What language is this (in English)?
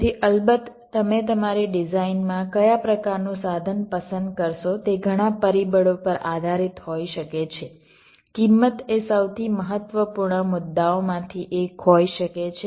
Gujarati